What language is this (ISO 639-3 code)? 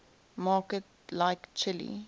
eng